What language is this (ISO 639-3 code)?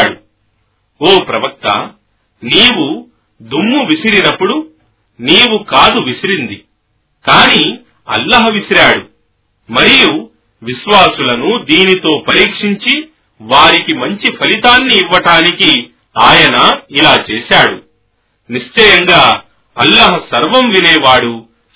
tel